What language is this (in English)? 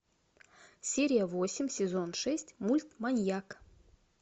Russian